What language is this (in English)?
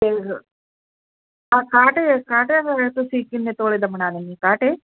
Punjabi